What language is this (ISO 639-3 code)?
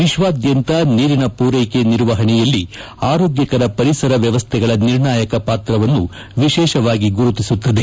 kan